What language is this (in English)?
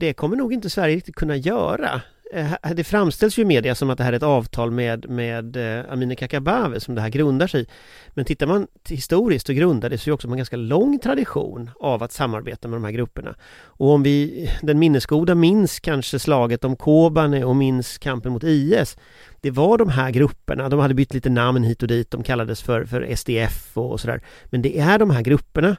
Swedish